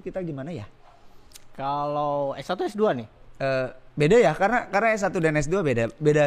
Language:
Indonesian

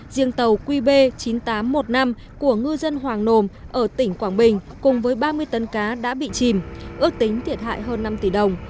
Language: Vietnamese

